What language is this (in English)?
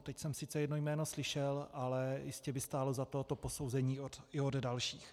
Czech